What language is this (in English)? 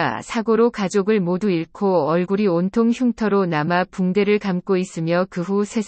Korean